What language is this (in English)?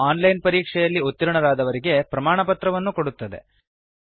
Kannada